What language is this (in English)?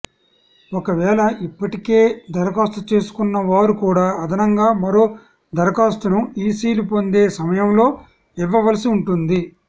Telugu